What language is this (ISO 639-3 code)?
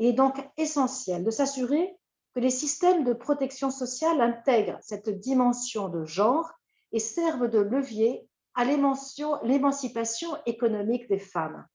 fra